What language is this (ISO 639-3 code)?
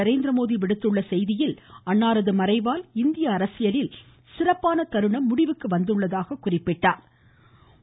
tam